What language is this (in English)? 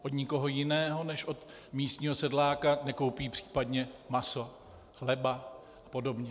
Czech